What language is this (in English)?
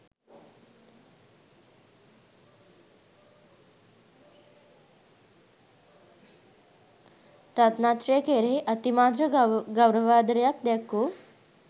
Sinhala